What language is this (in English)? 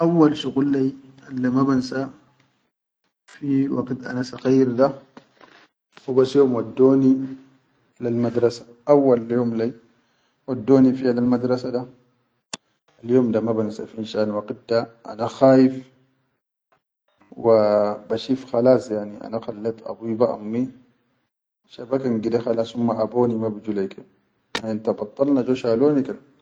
Chadian Arabic